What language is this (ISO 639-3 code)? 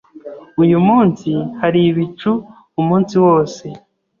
kin